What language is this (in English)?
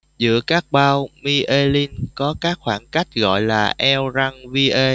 Vietnamese